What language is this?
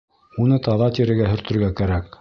Bashkir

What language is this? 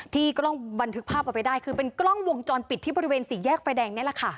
Thai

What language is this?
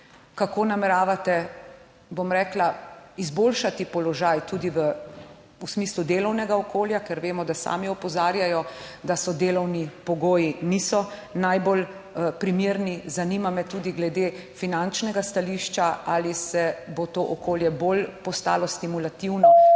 Slovenian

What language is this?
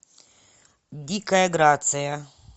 Russian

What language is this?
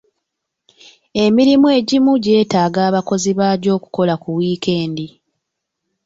Ganda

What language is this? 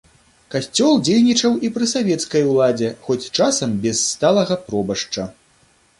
Belarusian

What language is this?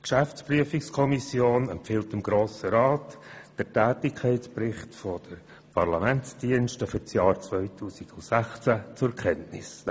Swiss German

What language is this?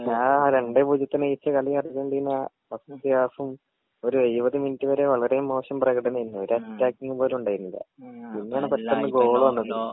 Malayalam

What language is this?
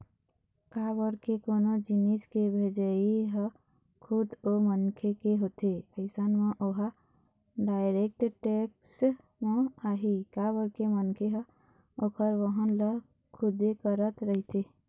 Chhattisgarhi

